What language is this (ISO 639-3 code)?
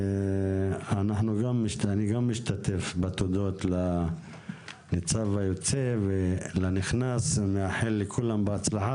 heb